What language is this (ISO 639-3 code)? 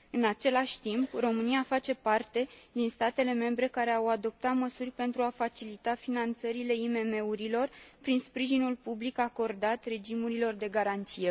ron